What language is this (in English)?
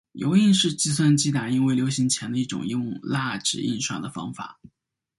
Chinese